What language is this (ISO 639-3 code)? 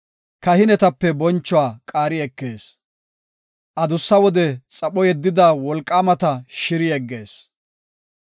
gof